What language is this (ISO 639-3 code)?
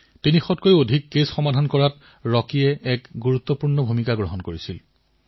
asm